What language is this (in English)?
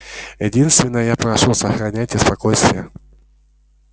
Russian